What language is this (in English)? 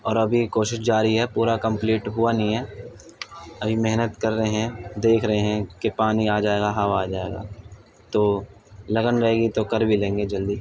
Urdu